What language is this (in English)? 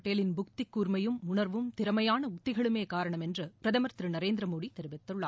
Tamil